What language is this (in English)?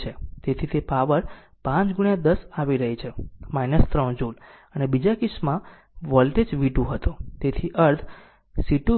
Gujarati